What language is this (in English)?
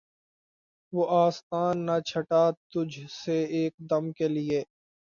Urdu